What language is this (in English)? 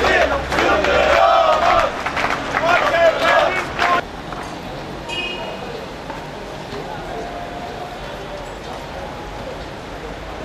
Turkish